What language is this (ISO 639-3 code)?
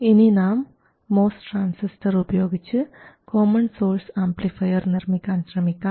mal